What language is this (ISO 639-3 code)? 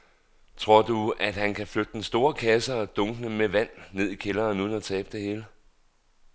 dan